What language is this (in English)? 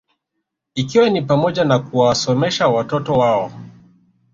Swahili